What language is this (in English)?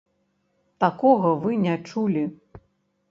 Belarusian